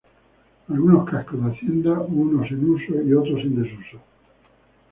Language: Spanish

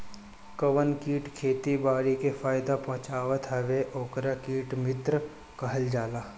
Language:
Bhojpuri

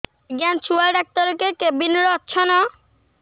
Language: Odia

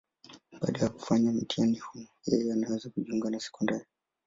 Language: Swahili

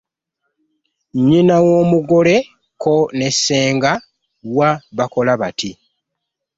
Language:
Ganda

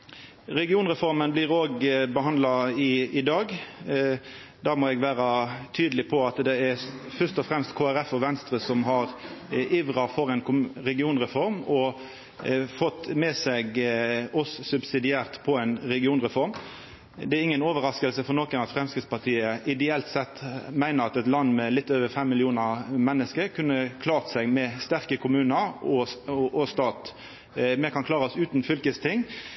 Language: Norwegian Nynorsk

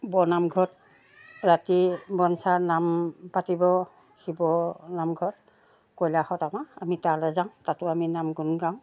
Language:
Assamese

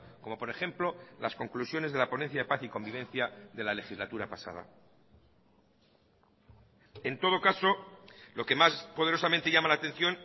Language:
Spanish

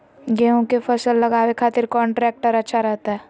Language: Magahi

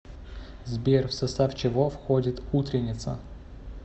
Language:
Russian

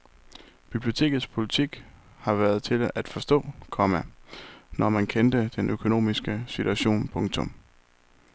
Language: Danish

